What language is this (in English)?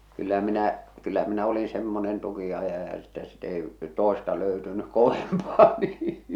Finnish